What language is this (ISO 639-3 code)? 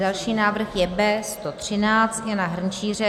ces